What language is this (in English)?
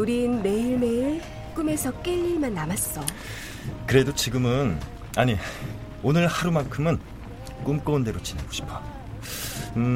Korean